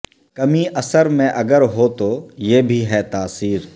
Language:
Urdu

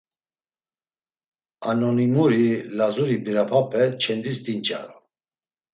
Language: Laz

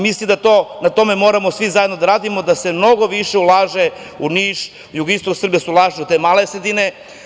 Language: Serbian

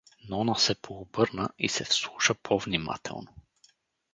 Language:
Bulgarian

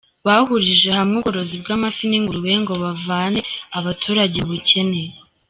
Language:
Kinyarwanda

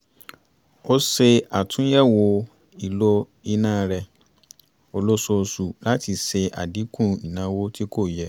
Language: Yoruba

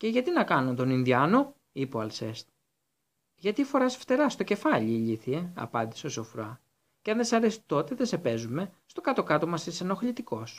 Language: Greek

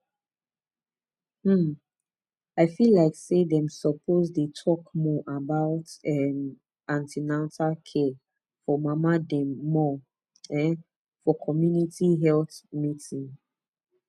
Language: Nigerian Pidgin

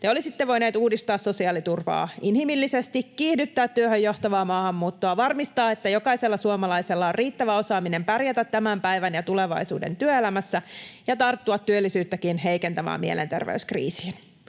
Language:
Finnish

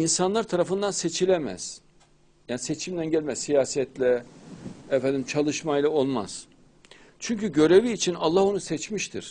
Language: Turkish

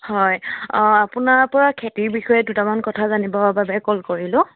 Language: Assamese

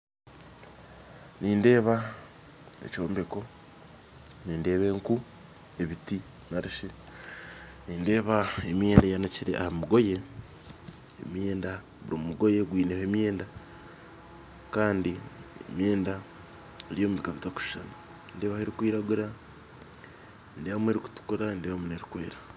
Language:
Nyankole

